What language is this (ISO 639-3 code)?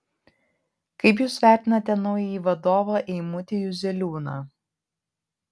lit